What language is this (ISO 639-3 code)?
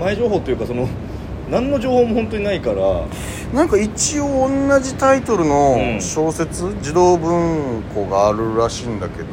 jpn